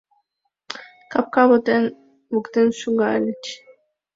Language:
Mari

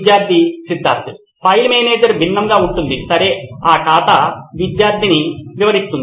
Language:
Telugu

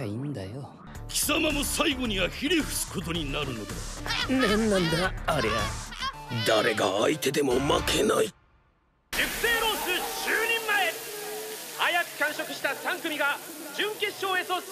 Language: Japanese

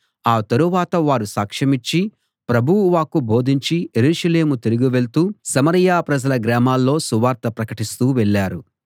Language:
Telugu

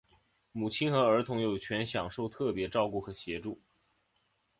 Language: Chinese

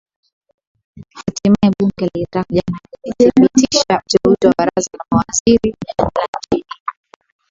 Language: Swahili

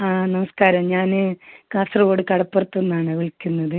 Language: Malayalam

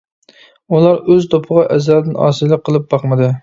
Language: Uyghur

